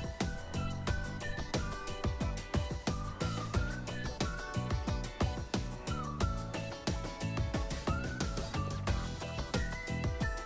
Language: Russian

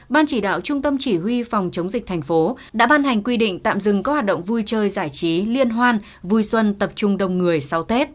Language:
Vietnamese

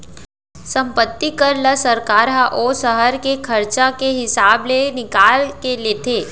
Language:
Chhattisgarhi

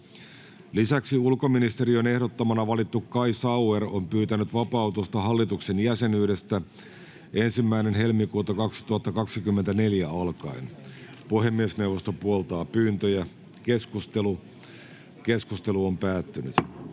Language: Finnish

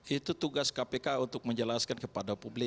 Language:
Indonesian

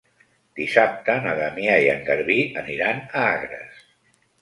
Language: Catalan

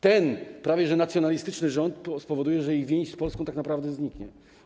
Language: Polish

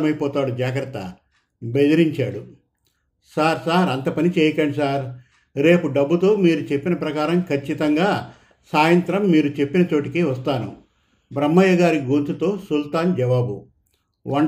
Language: Telugu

